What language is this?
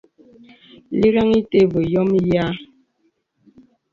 Bebele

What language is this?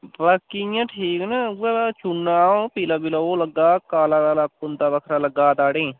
Dogri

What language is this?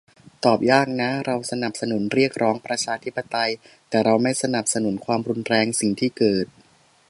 Thai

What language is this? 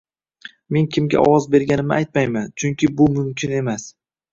Uzbek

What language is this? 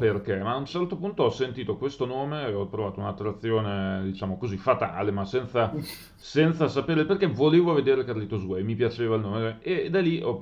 Italian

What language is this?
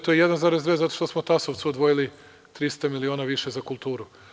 Serbian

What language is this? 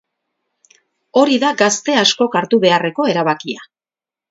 Basque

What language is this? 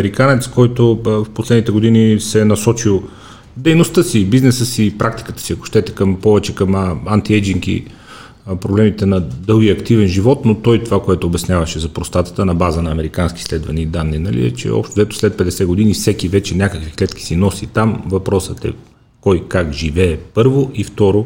Bulgarian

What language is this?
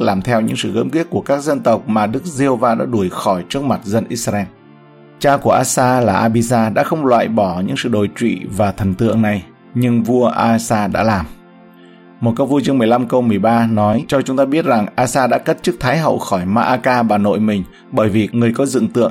Vietnamese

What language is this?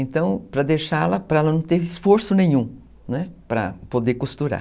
Portuguese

